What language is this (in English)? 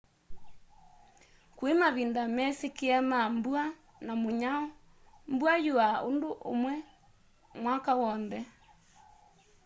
Kamba